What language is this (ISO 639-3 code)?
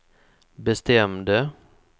swe